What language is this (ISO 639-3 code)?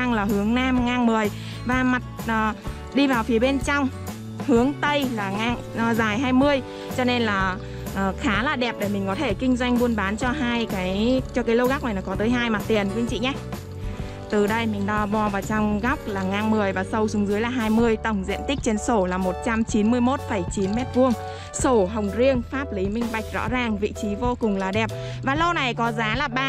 vie